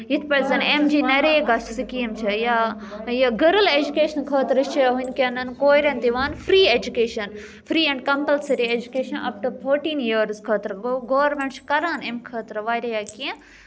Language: Kashmiri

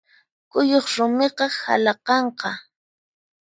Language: Puno Quechua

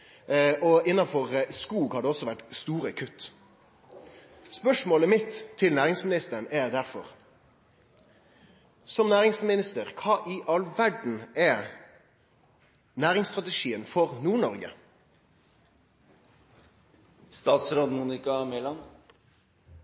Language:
Norwegian Nynorsk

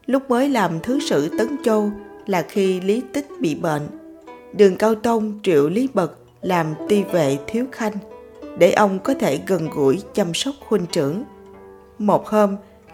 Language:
Vietnamese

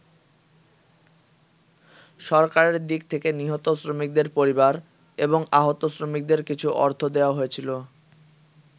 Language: Bangla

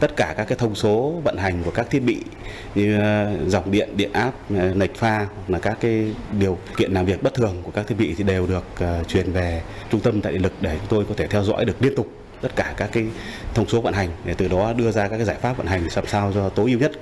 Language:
Vietnamese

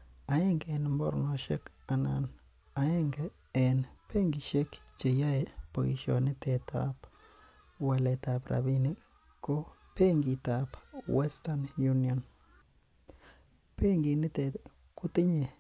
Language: Kalenjin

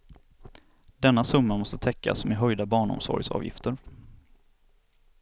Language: Swedish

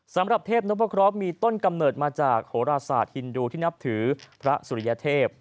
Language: Thai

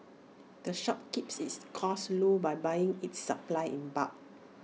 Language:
English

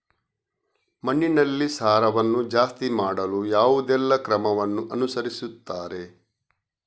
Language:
Kannada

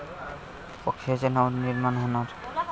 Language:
Marathi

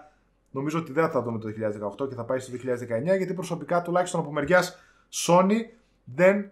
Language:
Greek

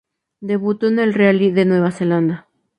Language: Spanish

